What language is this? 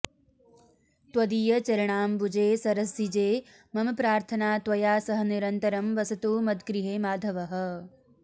Sanskrit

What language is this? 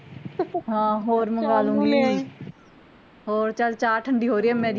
Punjabi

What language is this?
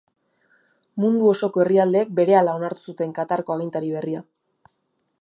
Basque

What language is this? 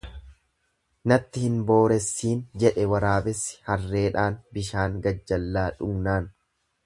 Oromo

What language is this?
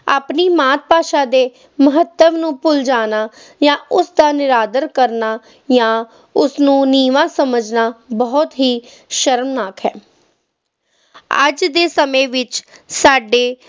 Punjabi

